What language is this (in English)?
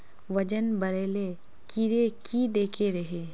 Magahi